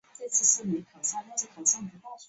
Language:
Chinese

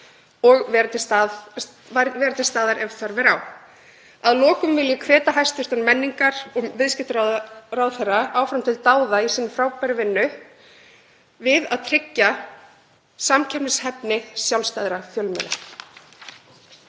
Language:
Icelandic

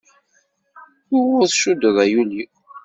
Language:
Kabyle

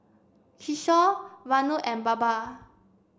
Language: English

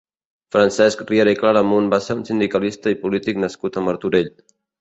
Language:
Catalan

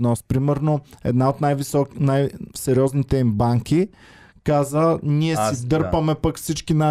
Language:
Bulgarian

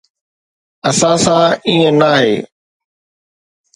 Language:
Sindhi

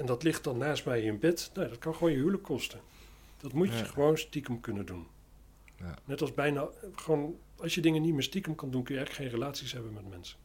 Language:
Dutch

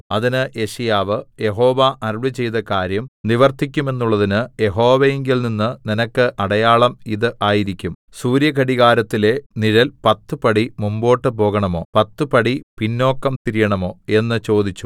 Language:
Malayalam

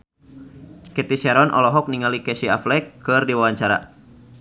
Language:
Sundanese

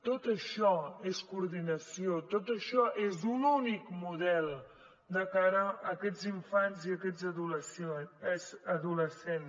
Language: Catalan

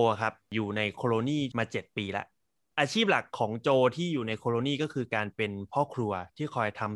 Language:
Thai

